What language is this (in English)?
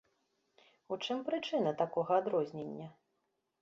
Belarusian